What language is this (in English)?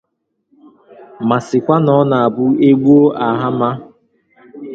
Igbo